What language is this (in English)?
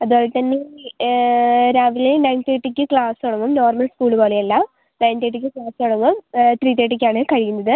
Malayalam